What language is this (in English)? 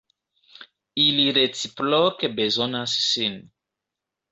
Esperanto